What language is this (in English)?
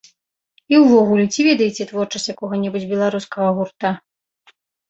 Belarusian